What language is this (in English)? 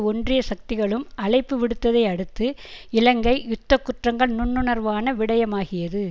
Tamil